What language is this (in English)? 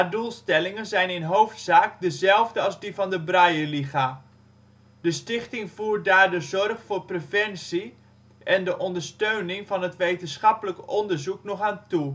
Dutch